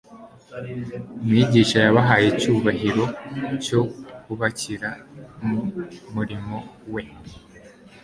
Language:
Kinyarwanda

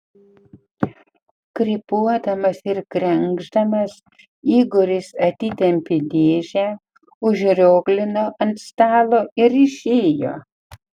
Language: Lithuanian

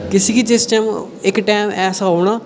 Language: Dogri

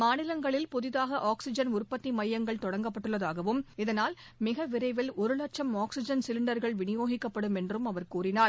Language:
Tamil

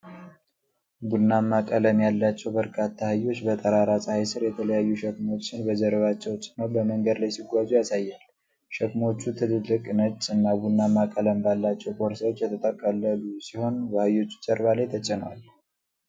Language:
Amharic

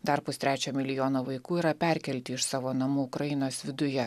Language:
Lithuanian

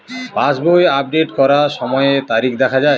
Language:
Bangla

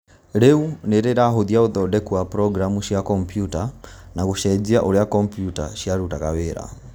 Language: Kikuyu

